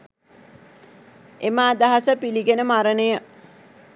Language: Sinhala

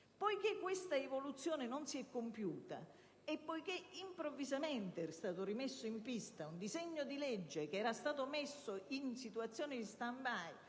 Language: Italian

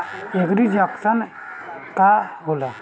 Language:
Bhojpuri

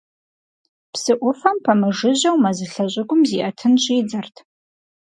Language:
Kabardian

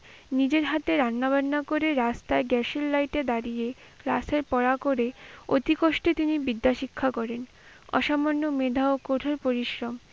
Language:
Bangla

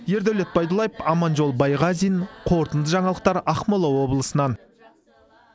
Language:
Kazakh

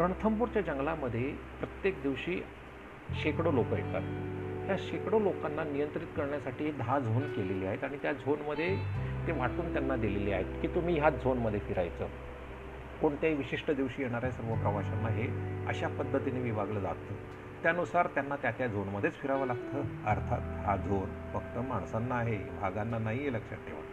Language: Marathi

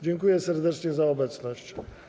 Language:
Polish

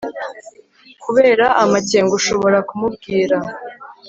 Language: Kinyarwanda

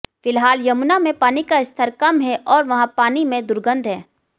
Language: Hindi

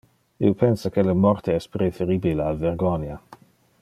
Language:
Interlingua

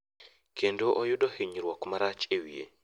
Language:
Luo (Kenya and Tanzania)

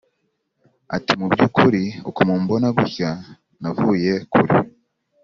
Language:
Kinyarwanda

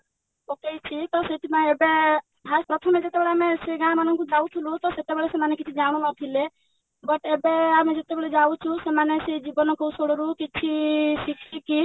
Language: Odia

